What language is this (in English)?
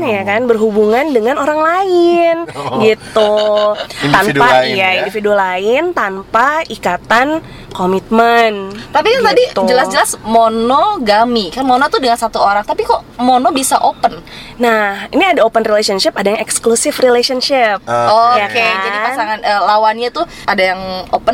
Indonesian